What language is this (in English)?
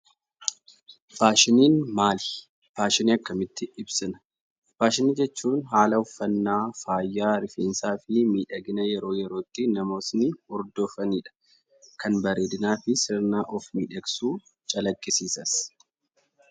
Oromo